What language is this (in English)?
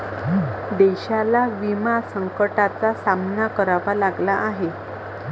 Marathi